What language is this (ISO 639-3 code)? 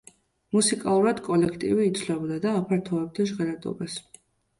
kat